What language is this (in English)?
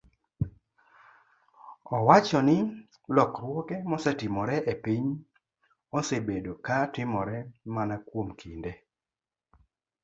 Luo (Kenya and Tanzania)